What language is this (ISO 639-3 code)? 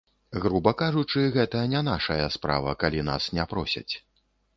bel